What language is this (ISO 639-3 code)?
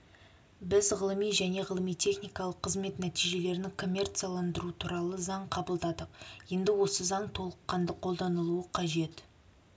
kaz